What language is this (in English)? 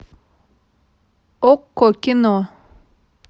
Russian